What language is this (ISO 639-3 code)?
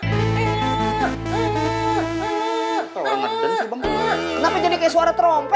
ind